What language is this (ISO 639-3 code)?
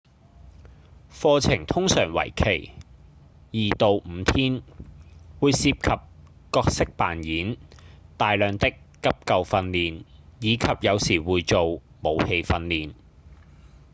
yue